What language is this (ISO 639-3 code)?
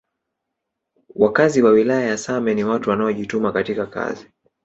swa